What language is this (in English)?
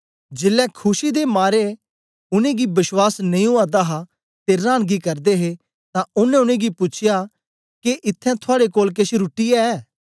Dogri